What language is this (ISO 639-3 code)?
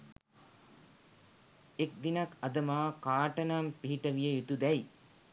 sin